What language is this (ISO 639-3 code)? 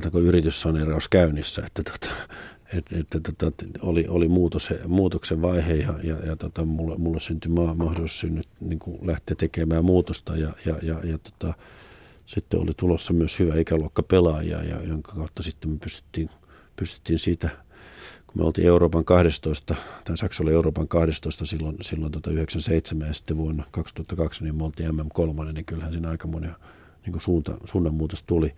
fin